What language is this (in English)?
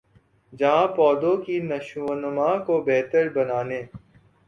Urdu